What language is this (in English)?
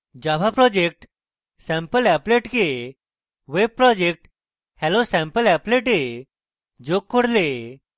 Bangla